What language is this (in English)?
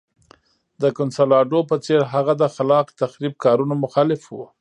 Pashto